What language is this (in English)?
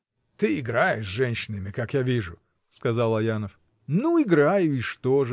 Russian